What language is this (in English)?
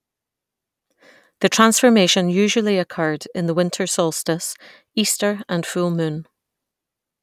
English